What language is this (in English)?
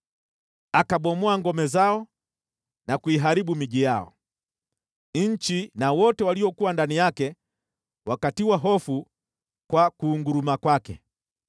Swahili